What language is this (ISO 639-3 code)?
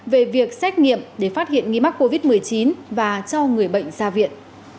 vie